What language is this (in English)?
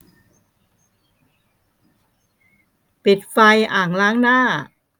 Thai